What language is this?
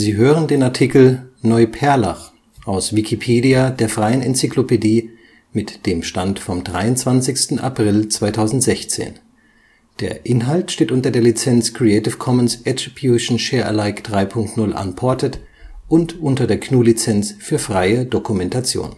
German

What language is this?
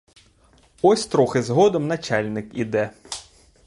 Ukrainian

